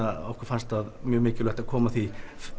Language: Icelandic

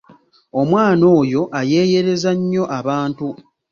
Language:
Ganda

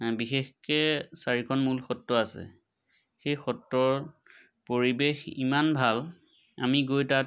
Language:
Assamese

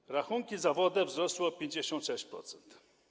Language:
Polish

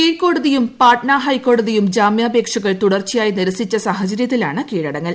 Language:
Malayalam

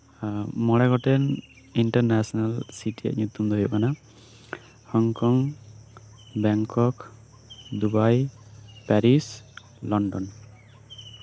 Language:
Santali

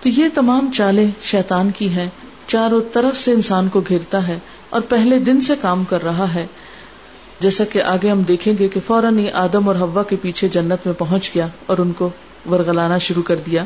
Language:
Urdu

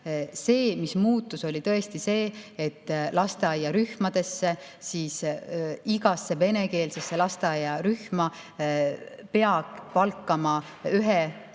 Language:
Estonian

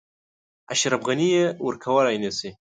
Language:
Pashto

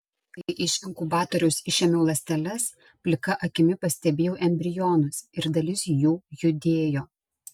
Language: Lithuanian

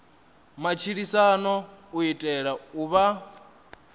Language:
Venda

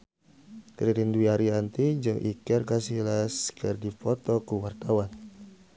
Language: Sundanese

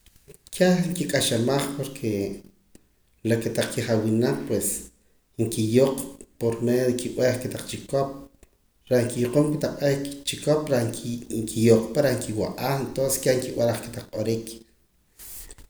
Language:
Poqomam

